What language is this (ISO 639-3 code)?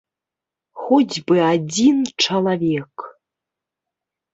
bel